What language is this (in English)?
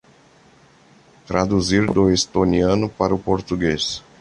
Portuguese